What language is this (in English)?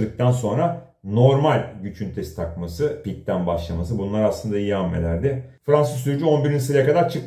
Turkish